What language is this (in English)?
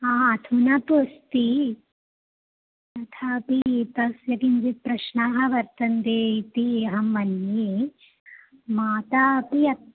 Sanskrit